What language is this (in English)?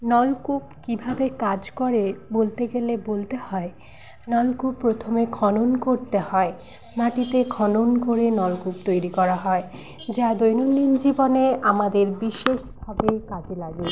Bangla